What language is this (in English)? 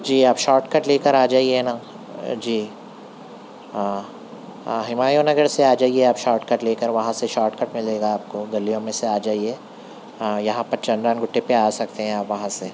Urdu